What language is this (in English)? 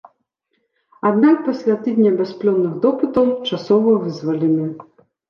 Belarusian